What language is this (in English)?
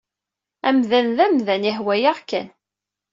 Kabyle